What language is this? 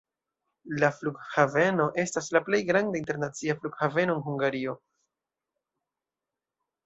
Esperanto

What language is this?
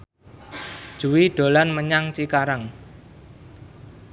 Javanese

